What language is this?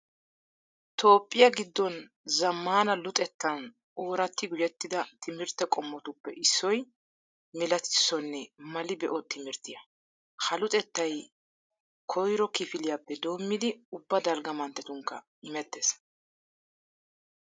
Wolaytta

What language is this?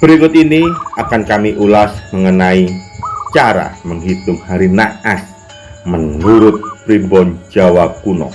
Indonesian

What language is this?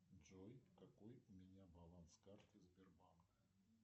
Russian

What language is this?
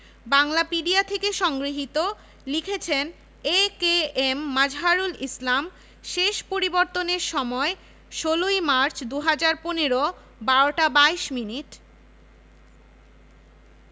Bangla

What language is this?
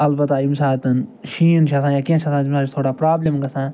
Kashmiri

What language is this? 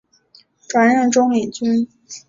Chinese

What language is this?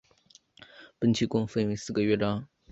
Chinese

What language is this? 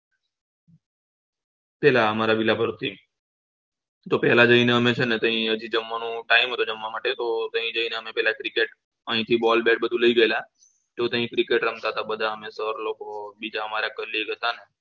Gujarati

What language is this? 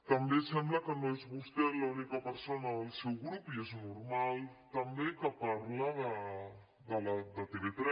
Catalan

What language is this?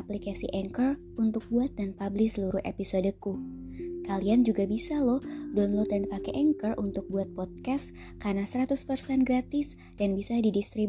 Indonesian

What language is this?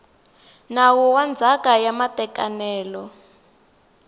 Tsonga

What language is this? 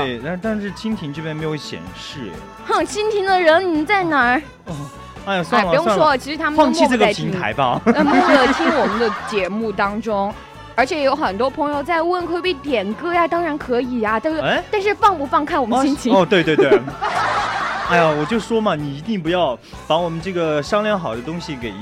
Chinese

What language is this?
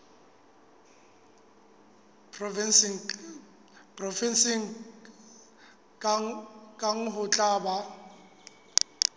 Southern Sotho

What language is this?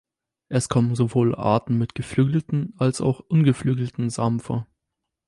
German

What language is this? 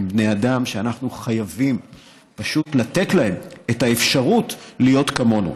Hebrew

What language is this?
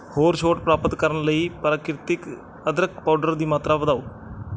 Punjabi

